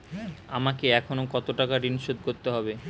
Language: Bangla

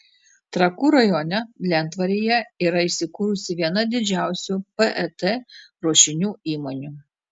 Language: Lithuanian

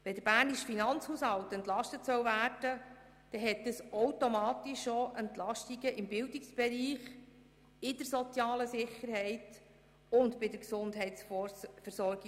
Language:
Swiss German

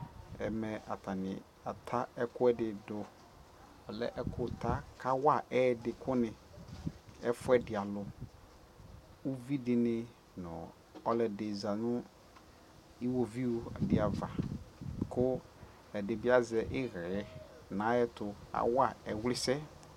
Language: Ikposo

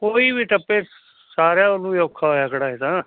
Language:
Punjabi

